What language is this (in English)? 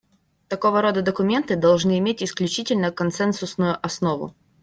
Russian